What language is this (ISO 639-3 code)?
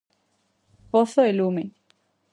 glg